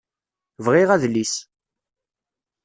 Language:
Kabyle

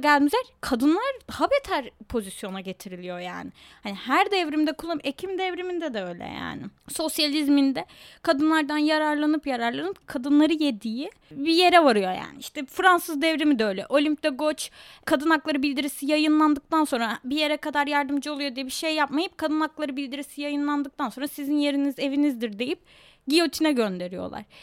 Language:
Turkish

